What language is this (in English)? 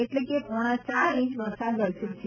Gujarati